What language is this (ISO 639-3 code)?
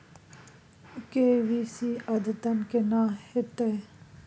mai